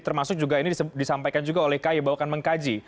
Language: Indonesian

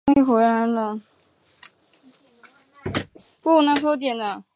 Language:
Chinese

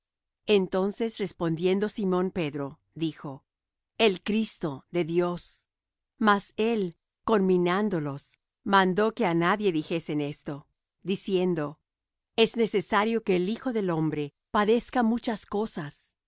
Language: Spanish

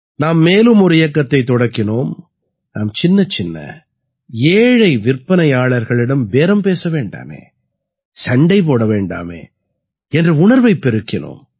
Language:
Tamil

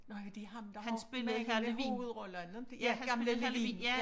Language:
Danish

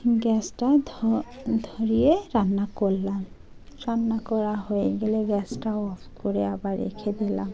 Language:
Bangla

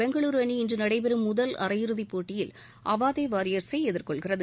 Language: Tamil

